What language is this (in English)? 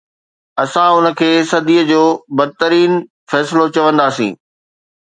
Sindhi